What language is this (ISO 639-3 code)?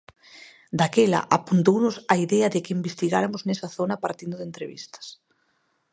glg